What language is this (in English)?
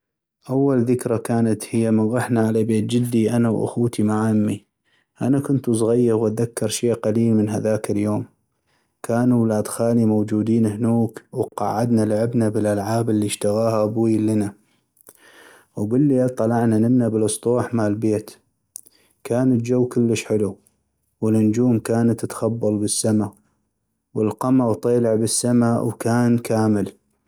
North Mesopotamian Arabic